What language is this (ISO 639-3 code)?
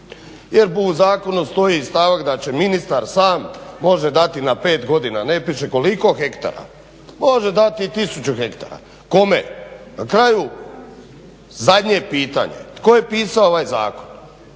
hrv